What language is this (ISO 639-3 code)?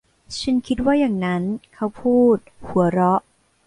tha